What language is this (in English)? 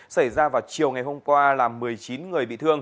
Vietnamese